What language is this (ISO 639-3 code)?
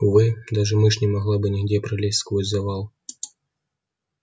rus